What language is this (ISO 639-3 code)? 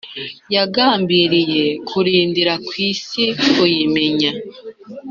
kin